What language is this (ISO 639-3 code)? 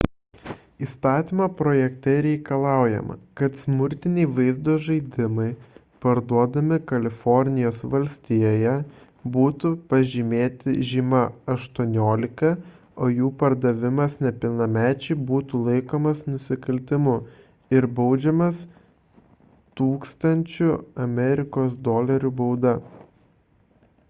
lit